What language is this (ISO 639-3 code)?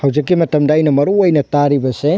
mni